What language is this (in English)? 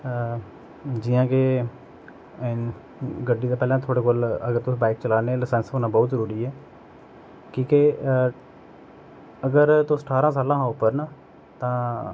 Dogri